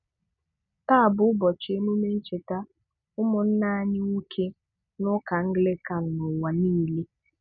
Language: Igbo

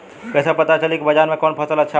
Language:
Bhojpuri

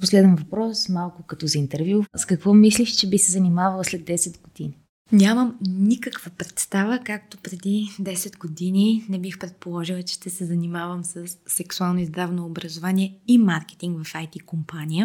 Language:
Bulgarian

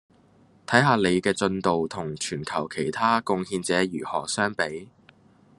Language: Cantonese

